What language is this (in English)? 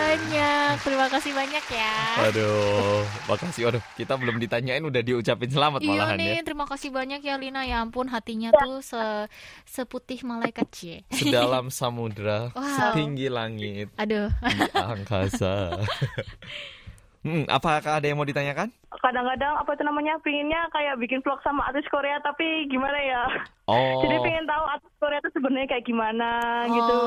Indonesian